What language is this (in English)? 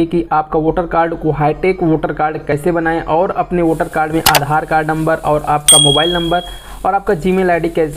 Hindi